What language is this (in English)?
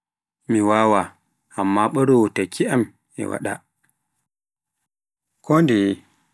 Pular